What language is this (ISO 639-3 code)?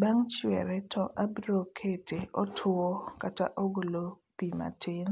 luo